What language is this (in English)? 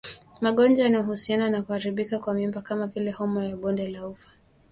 Swahili